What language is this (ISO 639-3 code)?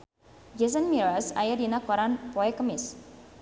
sun